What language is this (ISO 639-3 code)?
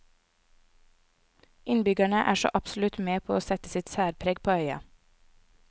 nor